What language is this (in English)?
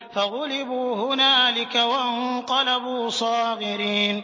Arabic